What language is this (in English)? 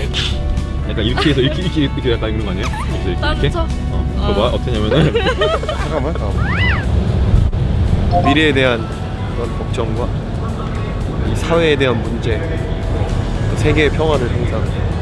Korean